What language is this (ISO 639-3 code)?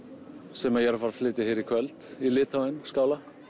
isl